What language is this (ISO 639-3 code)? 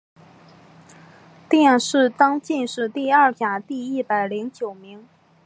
zho